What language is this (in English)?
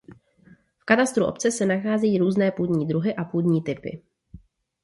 Czech